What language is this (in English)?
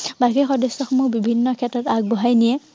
Assamese